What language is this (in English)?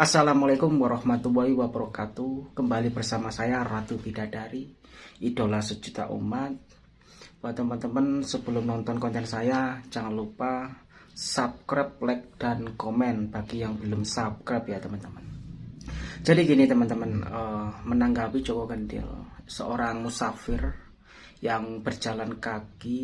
Indonesian